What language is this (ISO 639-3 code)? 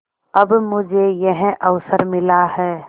hin